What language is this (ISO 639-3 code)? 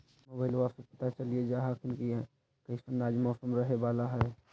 mag